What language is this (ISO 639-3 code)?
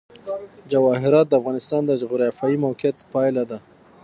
pus